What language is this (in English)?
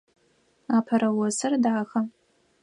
Adyghe